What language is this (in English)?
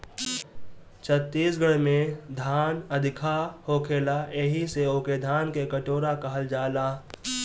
Bhojpuri